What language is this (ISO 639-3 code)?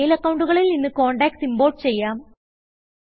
mal